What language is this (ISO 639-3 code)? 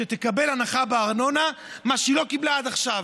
heb